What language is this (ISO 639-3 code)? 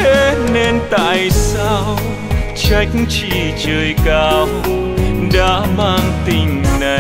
vie